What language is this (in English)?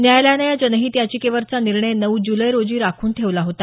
Marathi